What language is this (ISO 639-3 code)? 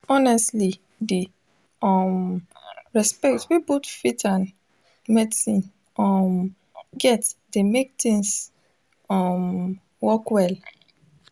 pcm